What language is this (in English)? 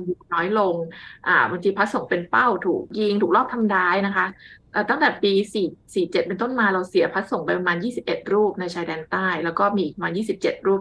Thai